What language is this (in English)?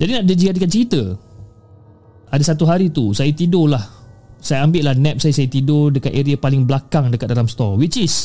Malay